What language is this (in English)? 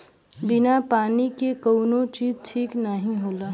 Bhojpuri